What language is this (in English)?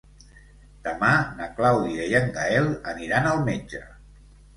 Catalan